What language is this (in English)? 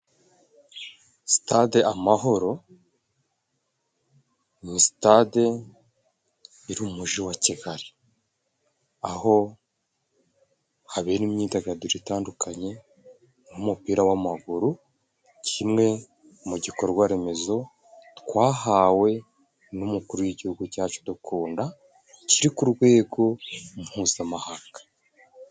Kinyarwanda